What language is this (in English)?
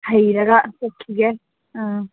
Manipuri